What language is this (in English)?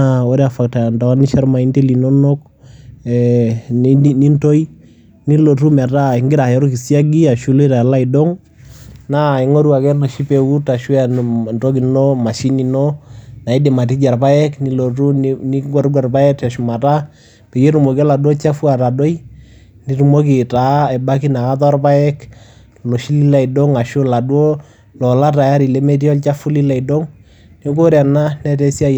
Masai